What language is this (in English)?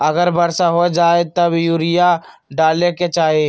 Magahi